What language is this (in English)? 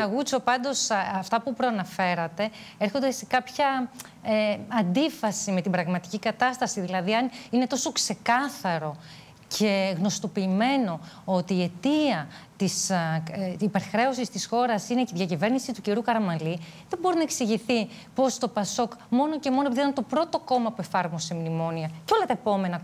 Greek